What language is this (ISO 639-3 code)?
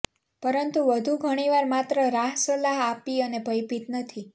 guj